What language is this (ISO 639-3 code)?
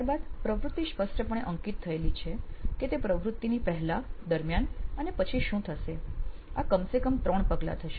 guj